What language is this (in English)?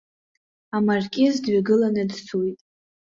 Abkhazian